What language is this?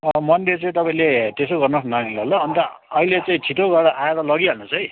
Nepali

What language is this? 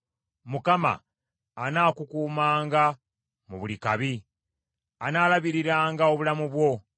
Ganda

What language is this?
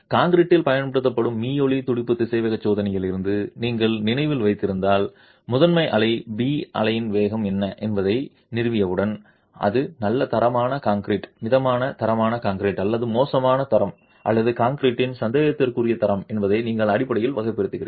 Tamil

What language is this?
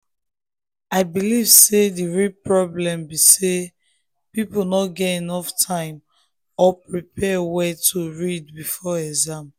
Nigerian Pidgin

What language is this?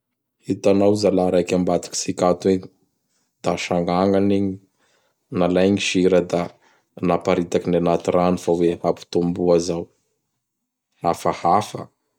Bara Malagasy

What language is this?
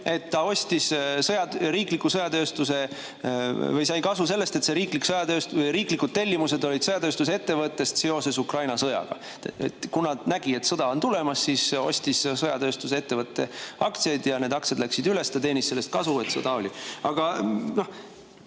Estonian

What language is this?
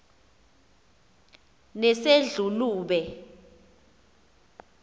Xhosa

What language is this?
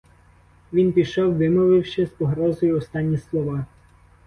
Ukrainian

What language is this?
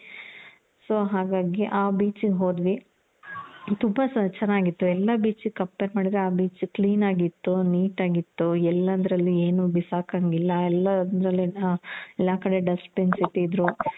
Kannada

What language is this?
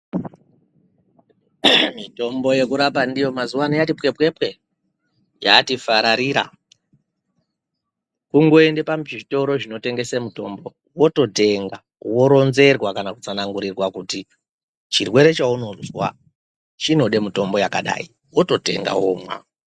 Ndau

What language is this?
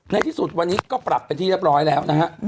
Thai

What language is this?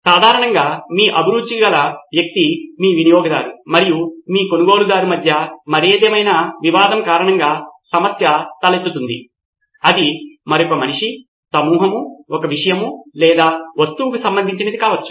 Telugu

